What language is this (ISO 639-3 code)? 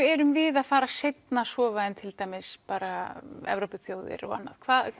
isl